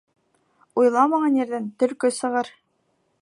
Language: Bashkir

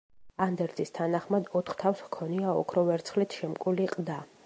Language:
Georgian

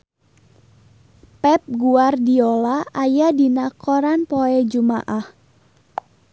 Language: Sundanese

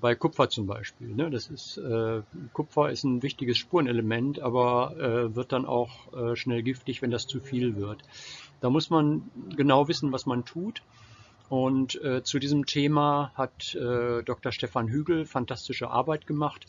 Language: German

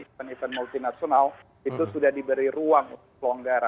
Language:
Indonesian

